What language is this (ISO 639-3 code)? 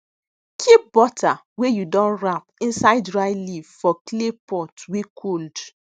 pcm